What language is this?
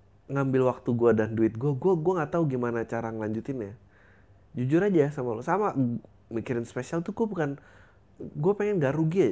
Indonesian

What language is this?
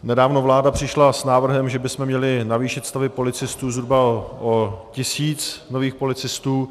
Czech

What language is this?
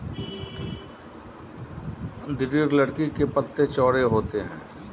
Hindi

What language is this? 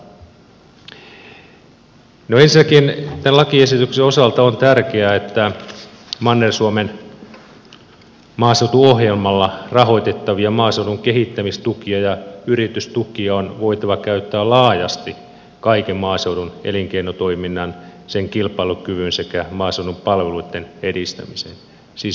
Finnish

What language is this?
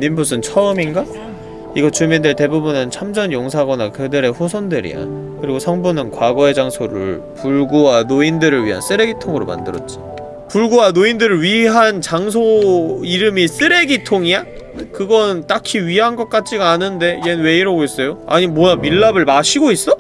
Korean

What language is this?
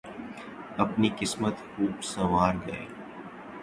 Urdu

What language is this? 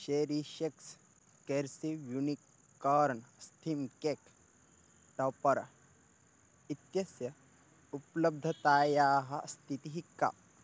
Sanskrit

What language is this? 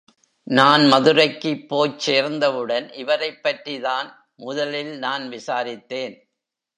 Tamil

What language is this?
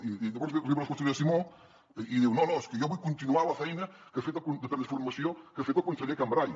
Catalan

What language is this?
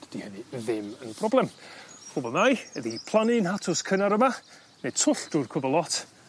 Welsh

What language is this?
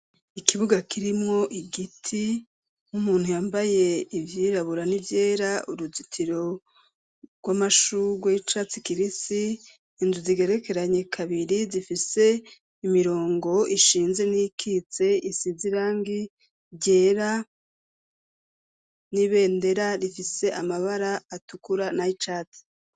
Rundi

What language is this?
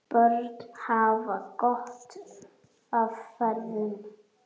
Icelandic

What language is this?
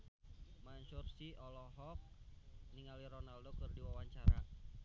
Sundanese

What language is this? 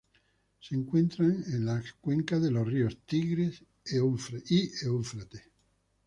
Spanish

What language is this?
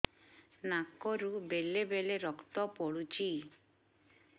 Odia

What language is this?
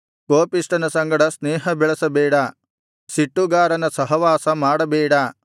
Kannada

